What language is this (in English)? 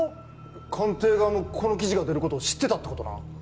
Japanese